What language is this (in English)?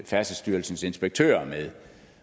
Danish